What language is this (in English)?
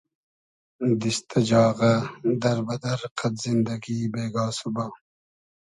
Hazaragi